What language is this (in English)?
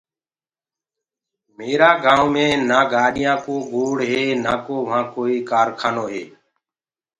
Gurgula